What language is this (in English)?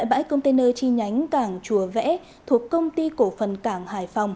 Vietnamese